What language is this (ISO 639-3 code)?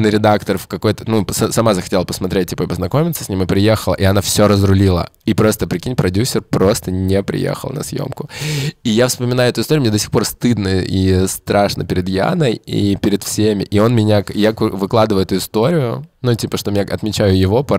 rus